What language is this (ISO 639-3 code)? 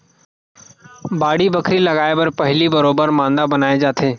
hne